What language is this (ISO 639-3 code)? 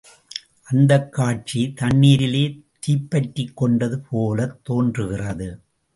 tam